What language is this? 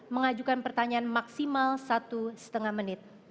Indonesian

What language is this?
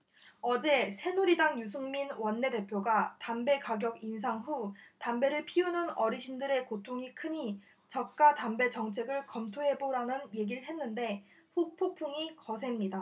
Korean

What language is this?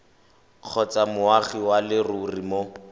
Tswana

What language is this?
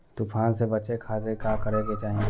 Bhojpuri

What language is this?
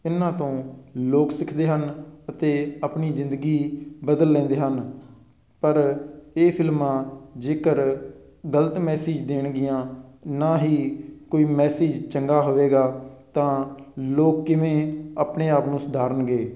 Punjabi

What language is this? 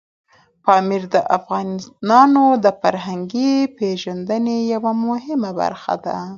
Pashto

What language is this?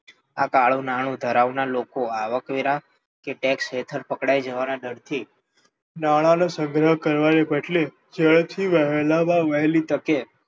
Gujarati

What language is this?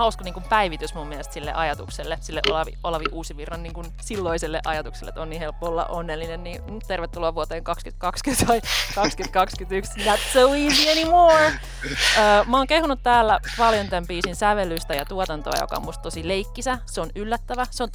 Finnish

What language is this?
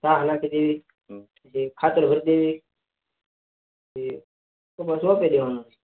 Gujarati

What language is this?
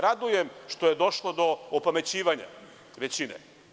Serbian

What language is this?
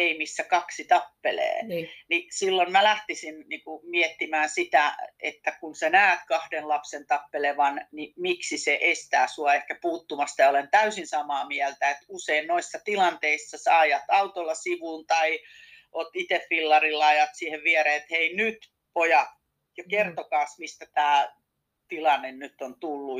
Finnish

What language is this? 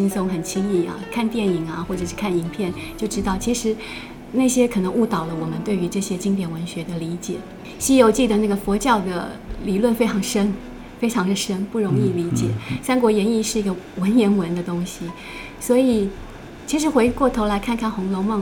Chinese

